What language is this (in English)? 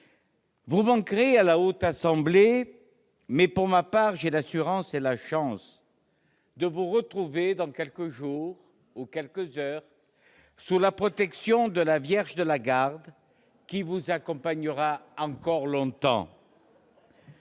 French